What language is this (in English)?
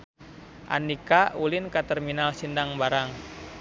Sundanese